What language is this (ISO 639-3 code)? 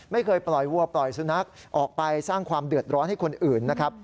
tha